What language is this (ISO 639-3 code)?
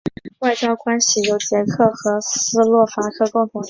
zho